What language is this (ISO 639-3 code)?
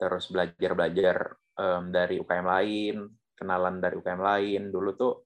ind